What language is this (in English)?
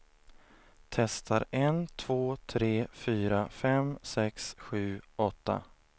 Swedish